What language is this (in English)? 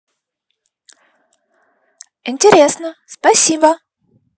Russian